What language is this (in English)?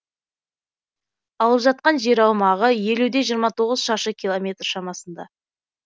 Kazakh